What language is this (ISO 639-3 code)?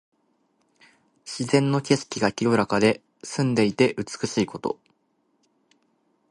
jpn